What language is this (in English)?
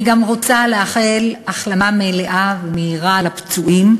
Hebrew